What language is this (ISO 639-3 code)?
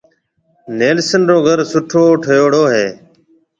mve